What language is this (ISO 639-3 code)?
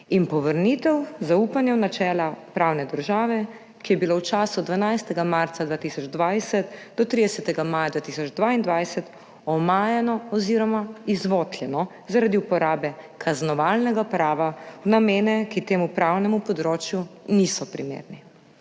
slv